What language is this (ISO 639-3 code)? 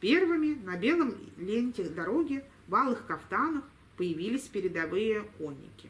rus